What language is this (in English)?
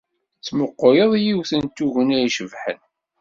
Kabyle